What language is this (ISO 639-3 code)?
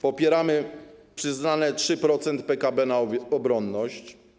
pol